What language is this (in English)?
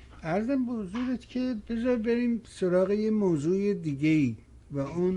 Persian